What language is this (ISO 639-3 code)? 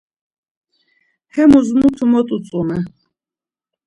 lzz